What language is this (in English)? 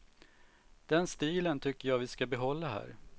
Swedish